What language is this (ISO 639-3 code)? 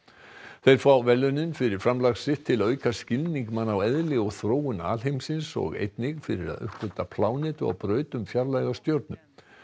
isl